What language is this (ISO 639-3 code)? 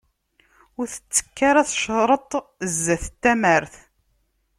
kab